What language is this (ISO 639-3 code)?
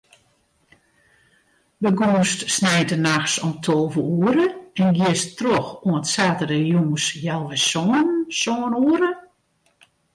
fry